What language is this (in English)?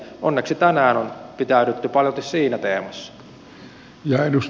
Finnish